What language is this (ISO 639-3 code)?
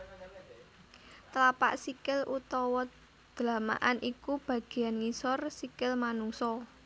jav